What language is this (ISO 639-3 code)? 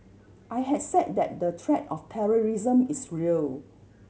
eng